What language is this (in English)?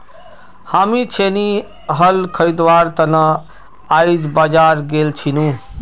Magahi